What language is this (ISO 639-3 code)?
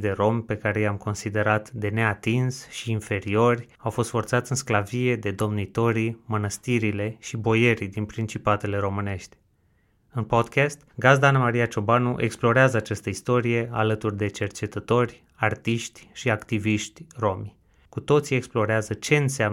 ron